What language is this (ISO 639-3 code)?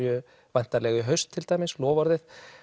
isl